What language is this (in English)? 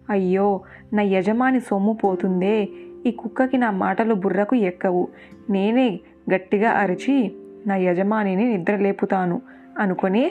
Telugu